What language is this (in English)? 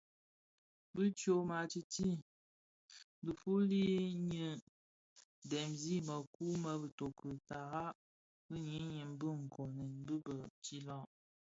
Bafia